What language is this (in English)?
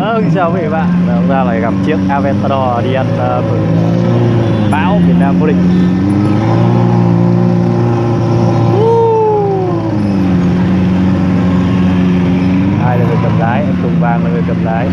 Vietnamese